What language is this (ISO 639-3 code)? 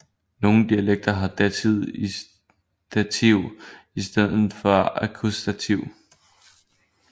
dan